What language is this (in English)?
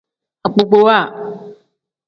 Tem